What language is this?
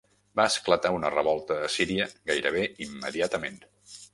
Catalan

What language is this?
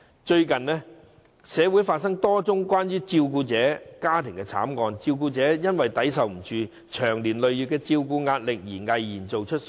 Cantonese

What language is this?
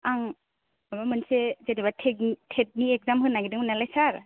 Bodo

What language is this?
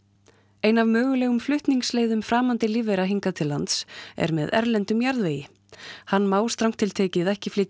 Icelandic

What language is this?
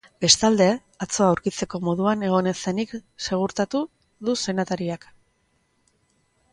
Basque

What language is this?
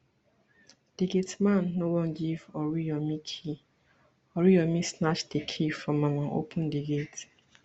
Nigerian Pidgin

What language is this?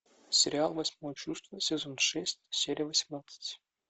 Russian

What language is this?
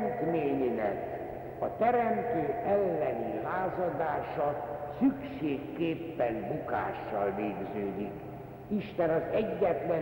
Hungarian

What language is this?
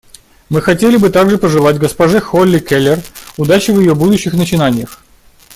Russian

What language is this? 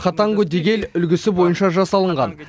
Kazakh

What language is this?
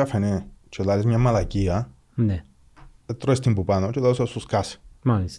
Greek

